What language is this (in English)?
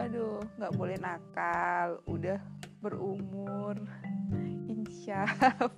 Indonesian